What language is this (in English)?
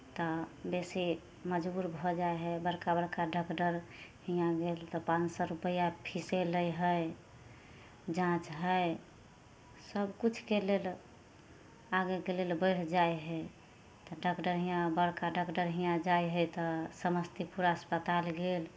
Maithili